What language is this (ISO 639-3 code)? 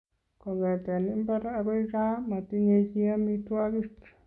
kln